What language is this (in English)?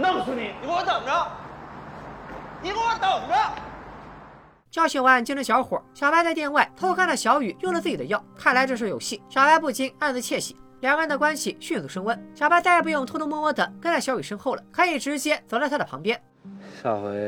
Chinese